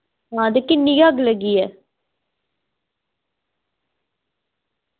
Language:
Dogri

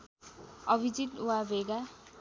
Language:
Nepali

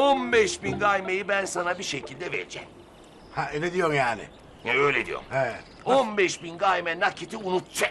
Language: Turkish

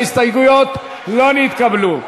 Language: Hebrew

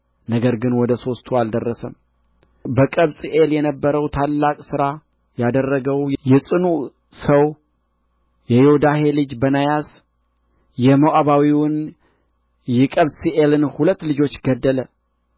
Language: Amharic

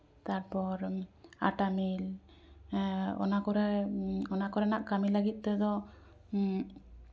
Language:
Santali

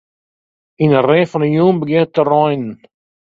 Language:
Western Frisian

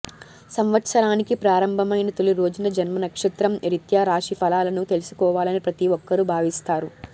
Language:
Telugu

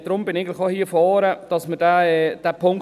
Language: Swiss German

